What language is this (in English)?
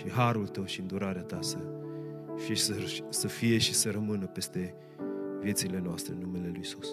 Romanian